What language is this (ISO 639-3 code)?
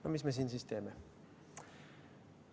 est